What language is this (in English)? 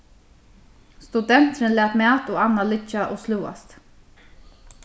Faroese